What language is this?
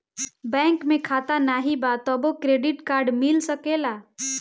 Bhojpuri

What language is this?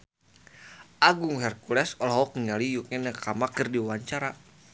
Sundanese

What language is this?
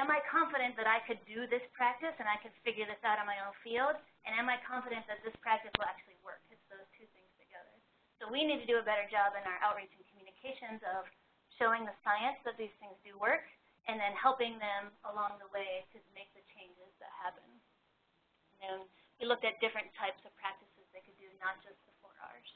English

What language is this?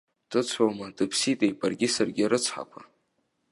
Abkhazian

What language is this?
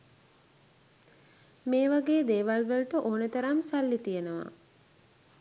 Sinhala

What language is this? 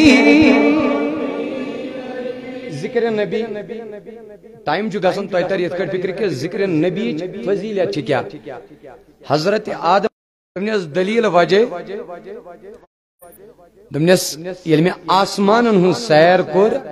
Hindi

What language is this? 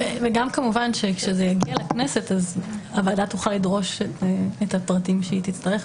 Hebrew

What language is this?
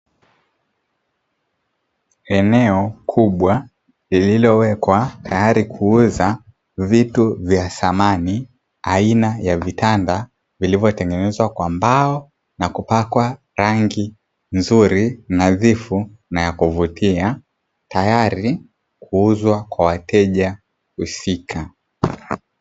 Swahili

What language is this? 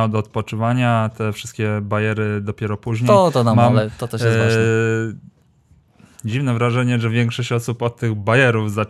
Polish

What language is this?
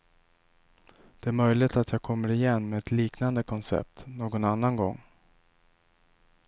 Swedish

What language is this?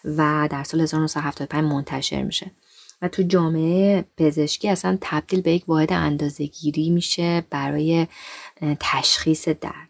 Persian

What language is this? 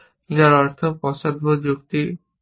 Bangla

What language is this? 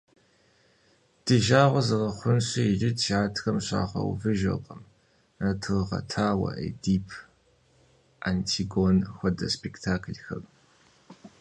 Kabardian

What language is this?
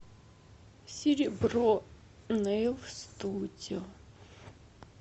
Russian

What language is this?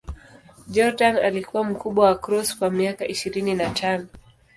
Swahili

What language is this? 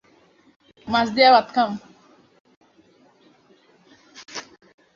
English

